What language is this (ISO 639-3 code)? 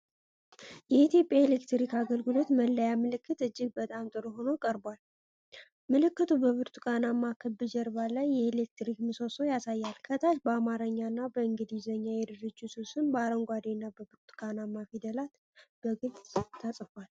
amh